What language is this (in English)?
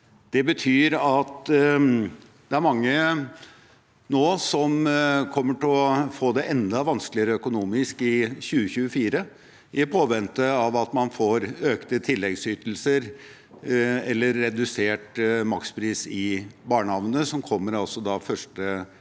Norwegian